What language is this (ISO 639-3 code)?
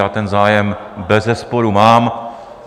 ces